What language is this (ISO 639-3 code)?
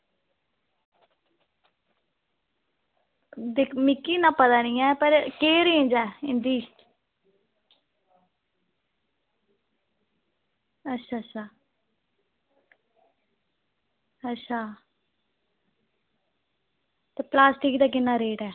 doi